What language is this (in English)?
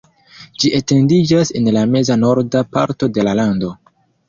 Esperanto